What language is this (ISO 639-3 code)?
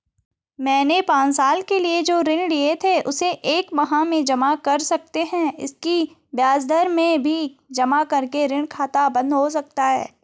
hin